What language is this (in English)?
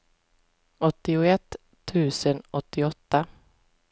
Swedish